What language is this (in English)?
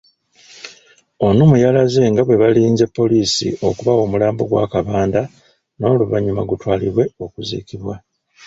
Ganda